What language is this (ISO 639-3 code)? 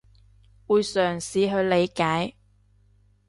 yue